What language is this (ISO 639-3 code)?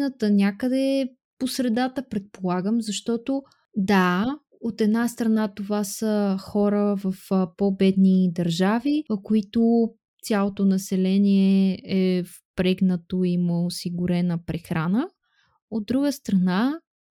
bul